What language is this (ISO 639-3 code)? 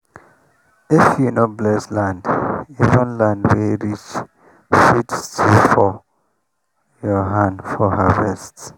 pcm